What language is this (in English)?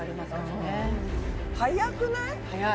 Japanese